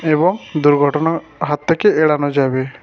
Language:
Bangla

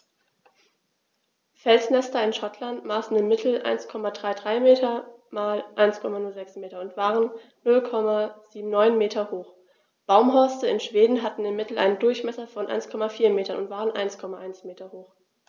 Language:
German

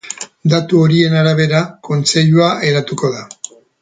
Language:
Basque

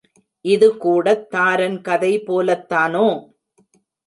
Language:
Tamil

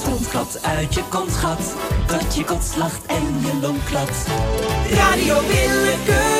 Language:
Dutch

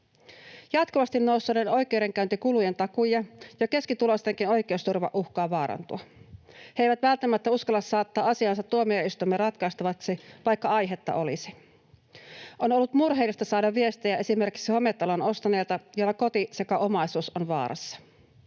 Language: Finnish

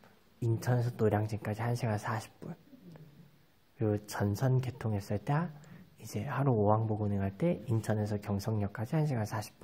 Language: Korean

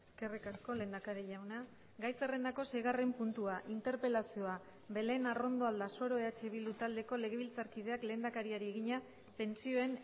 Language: Basque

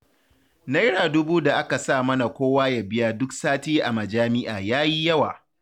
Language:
Hausa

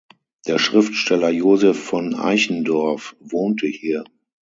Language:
German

